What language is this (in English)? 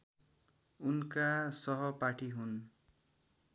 Nepali